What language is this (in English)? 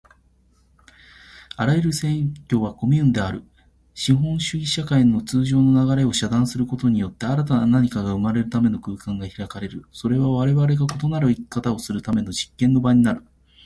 Japanese